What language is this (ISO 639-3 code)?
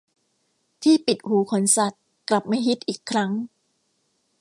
tha